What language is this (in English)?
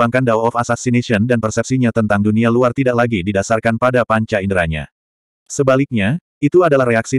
Indonesian